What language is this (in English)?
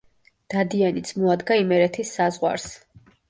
Georgian